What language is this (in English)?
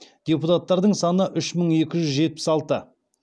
Kazakh